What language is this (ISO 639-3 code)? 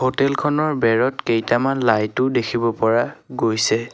asm